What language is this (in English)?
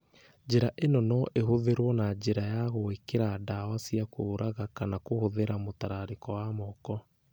Kikuyu